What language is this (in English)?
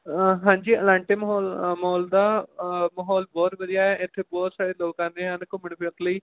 Punjabi